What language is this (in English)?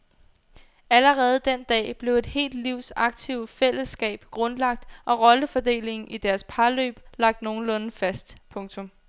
Danish